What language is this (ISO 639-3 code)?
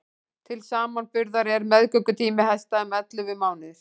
isl